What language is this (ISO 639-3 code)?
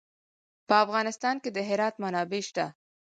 pus